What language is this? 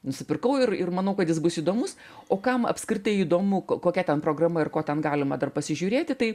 Lithuanian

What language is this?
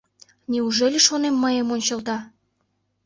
Mari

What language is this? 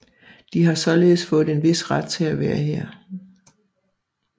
Danish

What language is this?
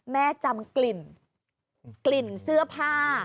Thai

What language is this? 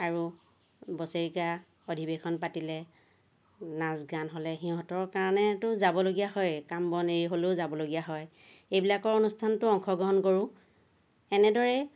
Assamese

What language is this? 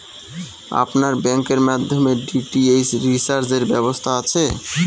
Bangla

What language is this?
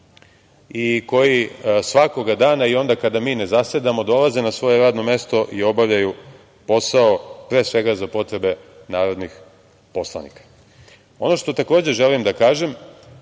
Serbian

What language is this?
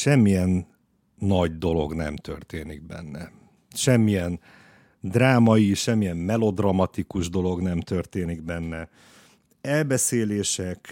Hungarian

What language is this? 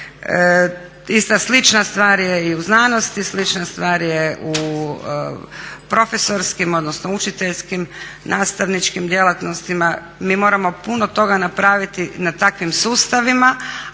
Croatian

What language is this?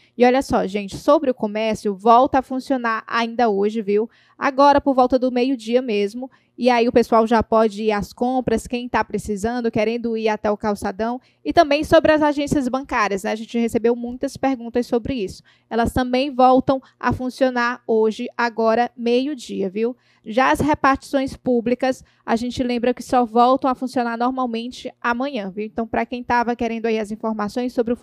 Portuguese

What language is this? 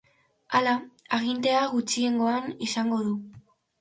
Basque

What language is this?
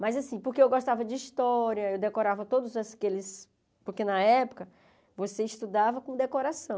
Portuguese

